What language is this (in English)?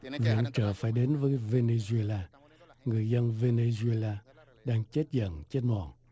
Vietnamese